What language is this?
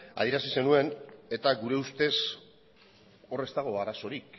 Basque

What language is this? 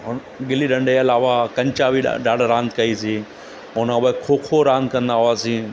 Sindhi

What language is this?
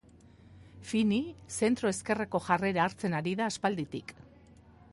Basque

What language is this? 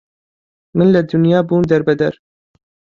Central Kurdish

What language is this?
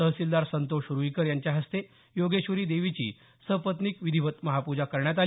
Marathi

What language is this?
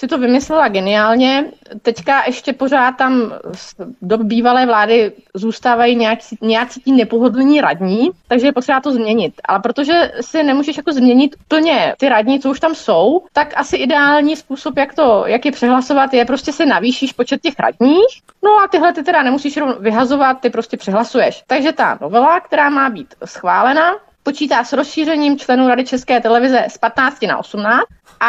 Czech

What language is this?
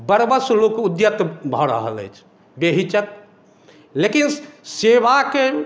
Maithili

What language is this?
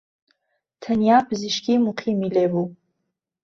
Central Kurdish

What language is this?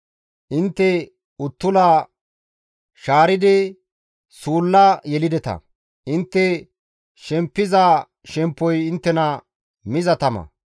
Gamo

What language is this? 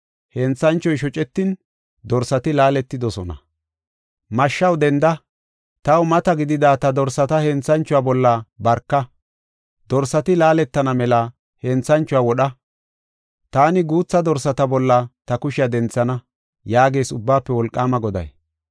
Gofa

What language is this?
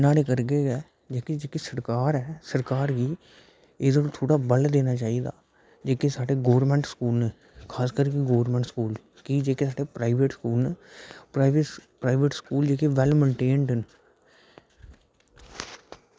Dogri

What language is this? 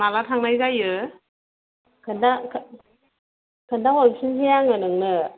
Bodo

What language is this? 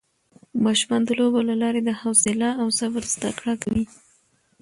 Pashto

